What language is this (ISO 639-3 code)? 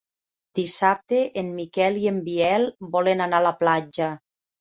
cat